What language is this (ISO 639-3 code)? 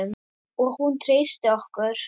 isl